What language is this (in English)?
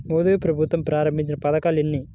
Telugu